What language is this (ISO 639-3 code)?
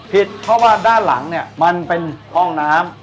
tha